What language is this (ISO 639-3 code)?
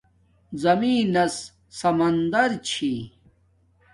dmk